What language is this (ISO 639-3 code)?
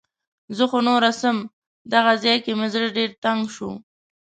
pus